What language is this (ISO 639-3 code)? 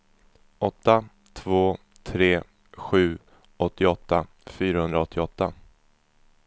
swe